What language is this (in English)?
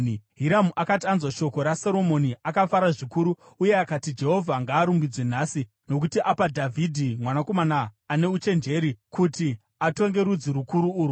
Shona